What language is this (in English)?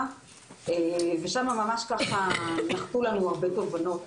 Hebrew